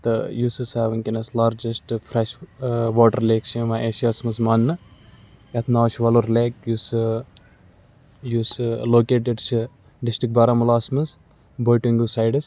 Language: Kashmiri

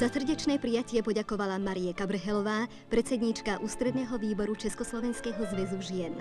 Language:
Czech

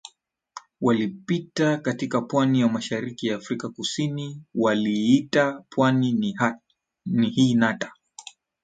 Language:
Swahili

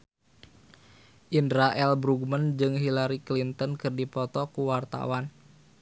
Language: Sundanese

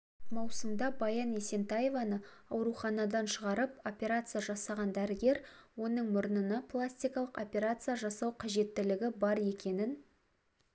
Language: Kazakh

